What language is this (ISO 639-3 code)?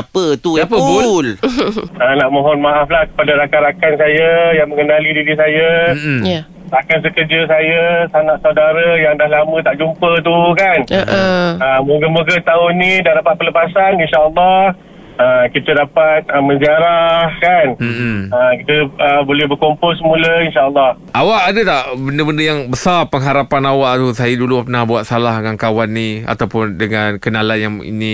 msa